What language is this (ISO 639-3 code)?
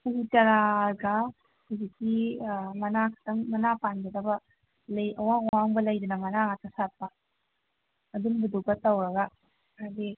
mni